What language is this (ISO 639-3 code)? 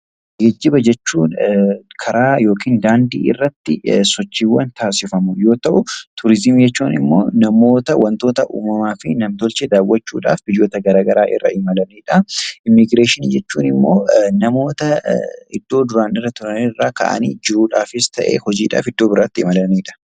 orm